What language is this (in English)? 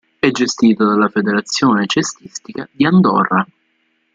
Italian